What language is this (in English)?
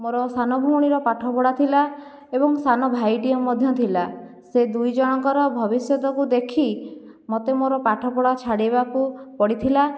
Odia